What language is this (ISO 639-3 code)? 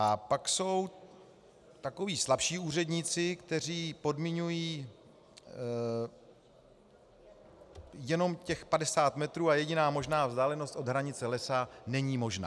ces